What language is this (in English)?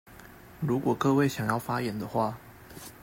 Chinese